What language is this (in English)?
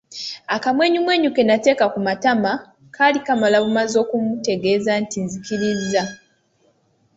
Ganda